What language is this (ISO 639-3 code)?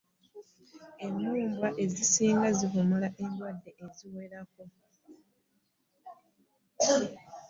lug